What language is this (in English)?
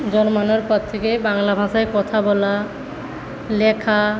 Bangla